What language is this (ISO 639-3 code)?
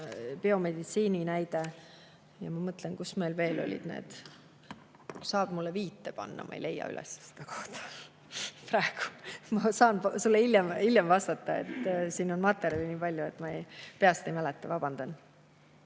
est